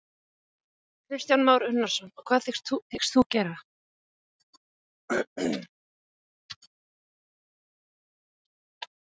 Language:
Icelandic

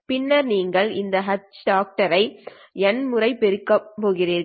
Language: Tamil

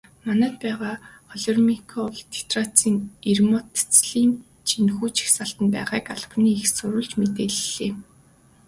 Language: Mongolian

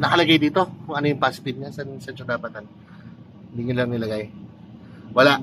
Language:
Filipino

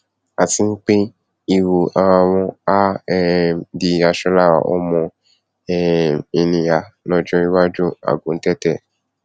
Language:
Yoruba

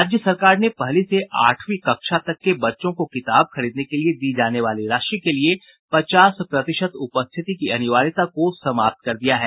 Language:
Hindi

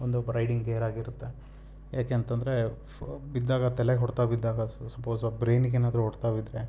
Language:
Kannada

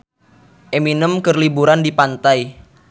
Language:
Sundanese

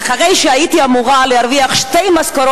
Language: Hebrew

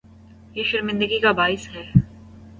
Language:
Urdu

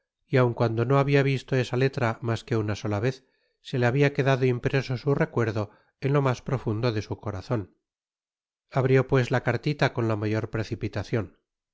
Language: Spanish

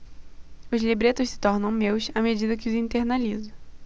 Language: Portuguese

